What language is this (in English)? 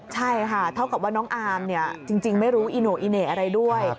Thai